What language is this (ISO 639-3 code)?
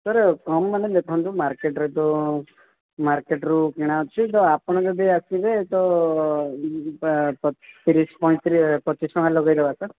ori